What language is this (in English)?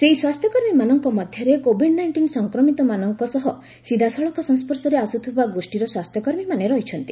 Odia